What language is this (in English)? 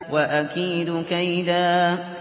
Arabic